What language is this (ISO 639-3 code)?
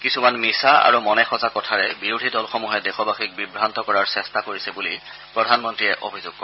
asm